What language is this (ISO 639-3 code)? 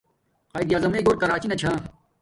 dmk